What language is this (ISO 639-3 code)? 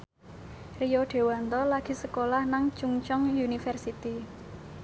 jav